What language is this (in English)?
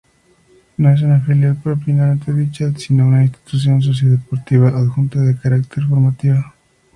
Spanish